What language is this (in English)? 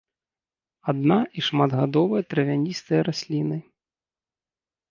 Belarusian